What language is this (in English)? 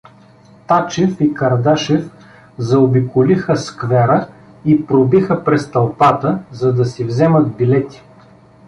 Bulgarian